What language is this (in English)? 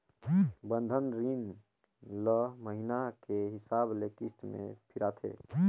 Chhattisgarhi